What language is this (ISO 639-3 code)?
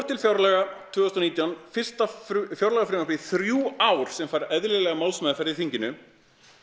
isl